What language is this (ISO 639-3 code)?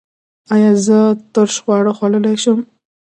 pus